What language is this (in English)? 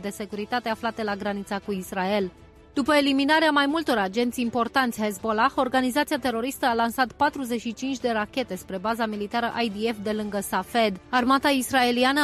Romanian